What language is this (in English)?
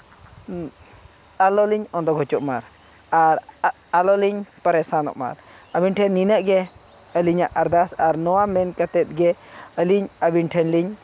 Santali